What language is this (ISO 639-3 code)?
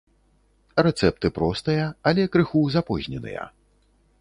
bel